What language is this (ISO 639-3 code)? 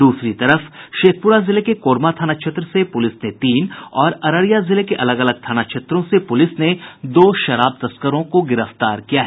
hin